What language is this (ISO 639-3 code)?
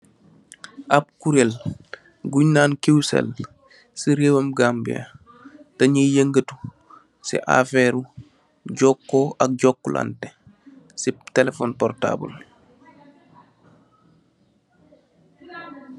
wol